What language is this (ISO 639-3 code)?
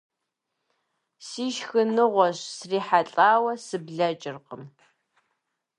kbd